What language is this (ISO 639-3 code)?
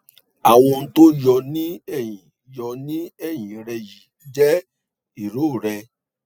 yor